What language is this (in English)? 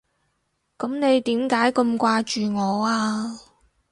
Cantonese